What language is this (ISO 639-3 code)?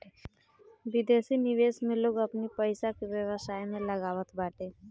bho